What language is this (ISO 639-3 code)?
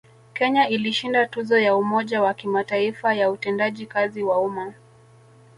swa